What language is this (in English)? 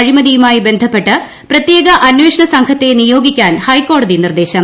Malayalam